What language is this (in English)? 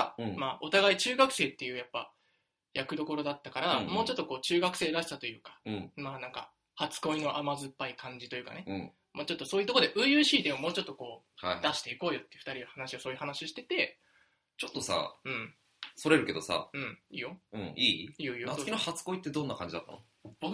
Japanese